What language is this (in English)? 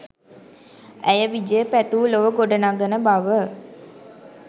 Sinhala